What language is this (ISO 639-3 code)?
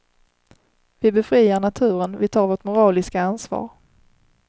swe